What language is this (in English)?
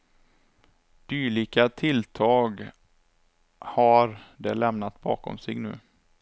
Swedish